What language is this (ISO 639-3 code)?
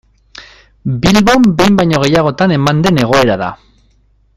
eus